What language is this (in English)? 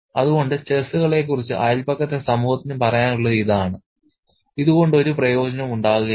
Malayalam